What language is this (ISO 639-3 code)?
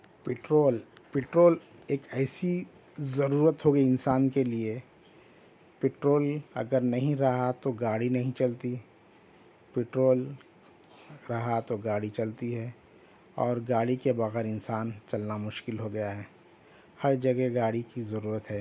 urd